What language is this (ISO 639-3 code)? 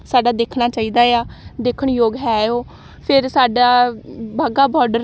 pan